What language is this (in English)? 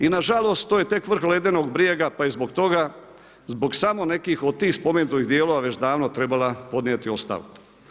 Croatian